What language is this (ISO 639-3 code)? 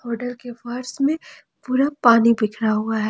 hin